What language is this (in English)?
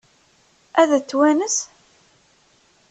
Kabyle